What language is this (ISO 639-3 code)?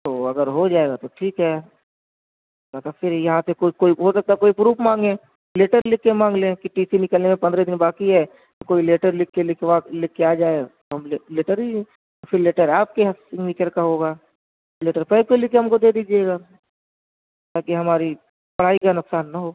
urd